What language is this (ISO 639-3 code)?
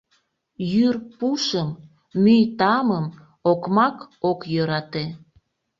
chm